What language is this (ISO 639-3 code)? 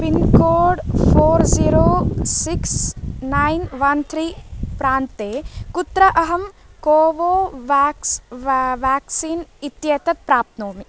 san